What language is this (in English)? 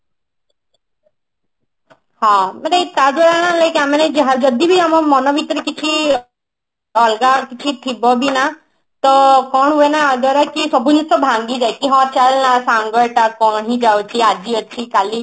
Odia